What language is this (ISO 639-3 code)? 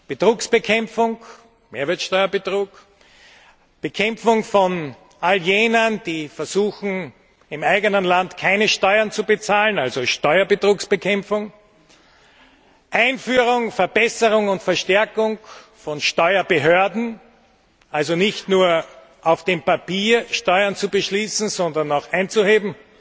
deu